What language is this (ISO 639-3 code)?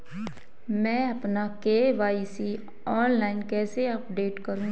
hin